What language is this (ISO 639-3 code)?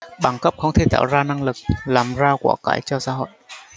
vie